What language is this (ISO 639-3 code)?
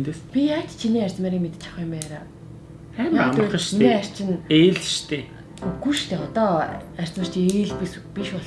deu